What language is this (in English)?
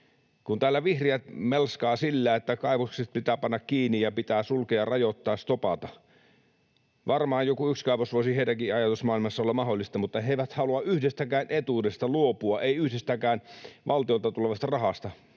Finnish